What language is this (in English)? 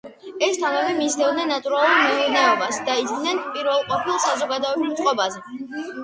Georgian